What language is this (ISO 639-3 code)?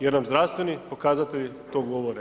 hrv